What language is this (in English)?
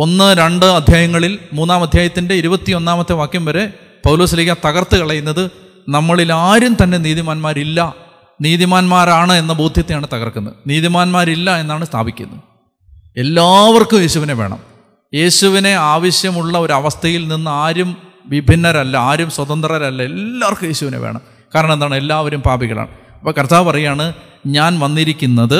Malayalam